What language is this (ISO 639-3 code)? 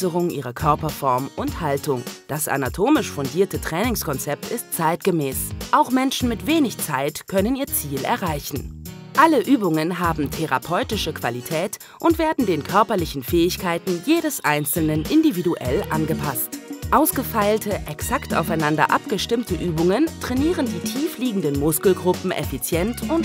deu